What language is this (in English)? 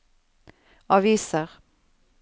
Norwegian